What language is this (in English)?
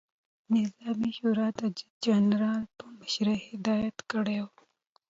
Pashto